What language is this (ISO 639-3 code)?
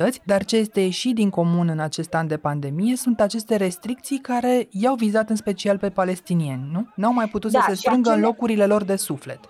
ron